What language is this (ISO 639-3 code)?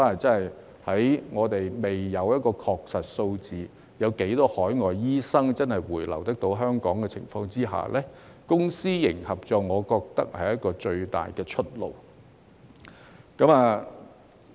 yue